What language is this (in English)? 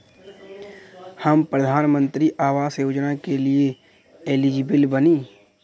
Bhojpuri